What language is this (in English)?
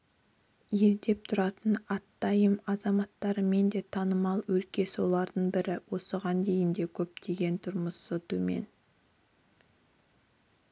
Kazakh